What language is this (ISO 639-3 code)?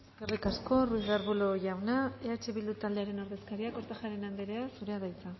eus